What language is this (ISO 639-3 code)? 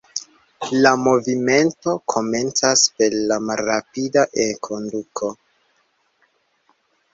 epo